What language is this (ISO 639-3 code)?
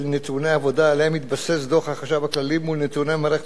heb